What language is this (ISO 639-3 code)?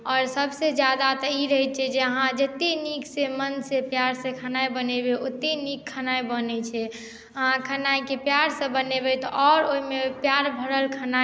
mai